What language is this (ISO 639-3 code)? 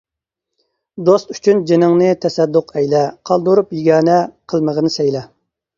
uig